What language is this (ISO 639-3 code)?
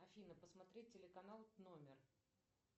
rus